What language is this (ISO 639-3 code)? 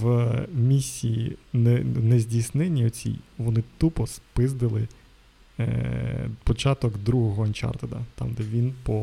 ukr